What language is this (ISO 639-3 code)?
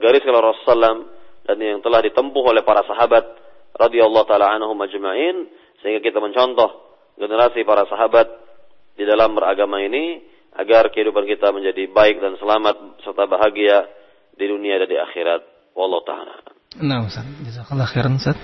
msa